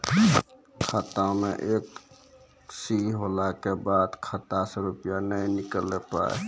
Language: Maithili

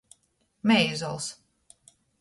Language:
Latgalian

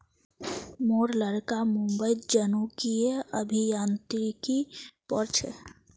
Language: Magahi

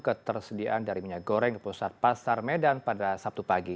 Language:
Indonesian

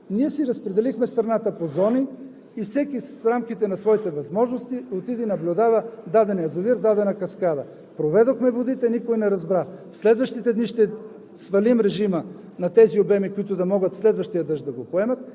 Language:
Bulgarian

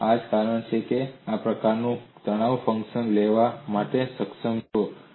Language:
Gujarati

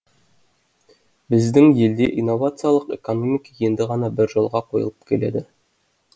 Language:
Kazakh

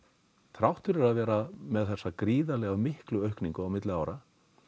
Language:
Icelandic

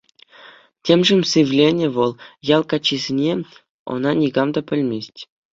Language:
Chuvash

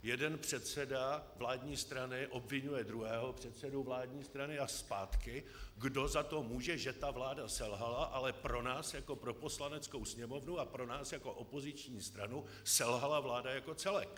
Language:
Czech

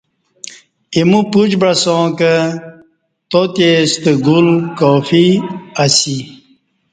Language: Kati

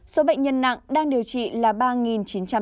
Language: Vietnamese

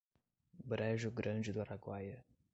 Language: Portuguese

